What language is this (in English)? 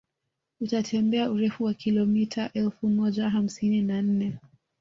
Swahili